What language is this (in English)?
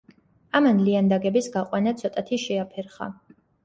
Georgian